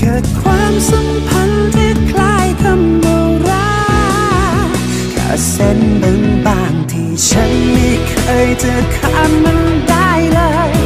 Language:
Thai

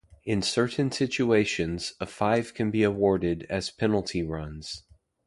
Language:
English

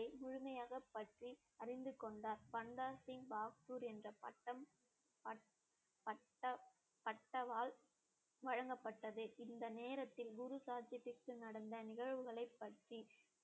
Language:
Tamil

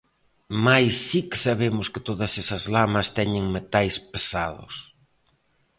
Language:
Galician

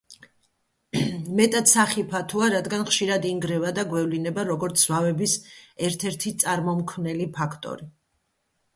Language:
Georgian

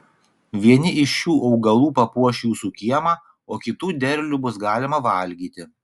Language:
Lithuanian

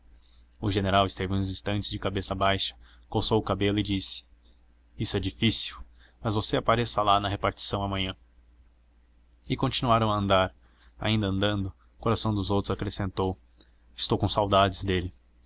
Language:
Portuguese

